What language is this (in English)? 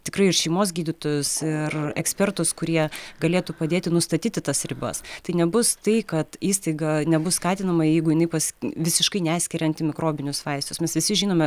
Lithuanian